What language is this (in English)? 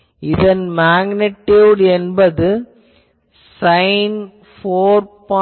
Tamil